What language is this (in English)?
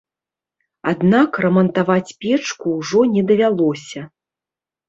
Belarusian